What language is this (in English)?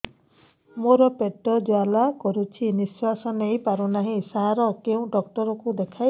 Odia